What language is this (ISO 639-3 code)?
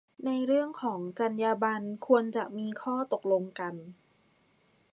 tha